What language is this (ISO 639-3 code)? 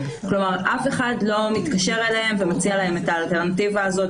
heb